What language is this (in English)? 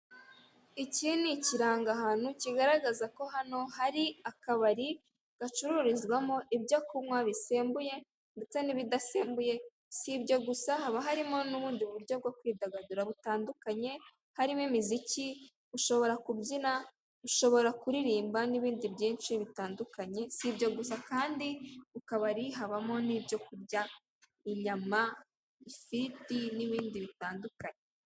Kinyarwanda